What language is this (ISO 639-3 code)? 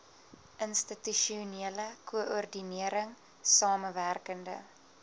afr